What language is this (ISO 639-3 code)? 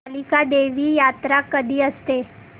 mar